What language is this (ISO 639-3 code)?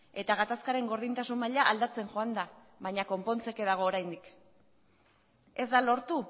eus